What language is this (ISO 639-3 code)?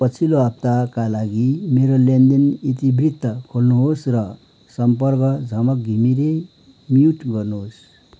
nep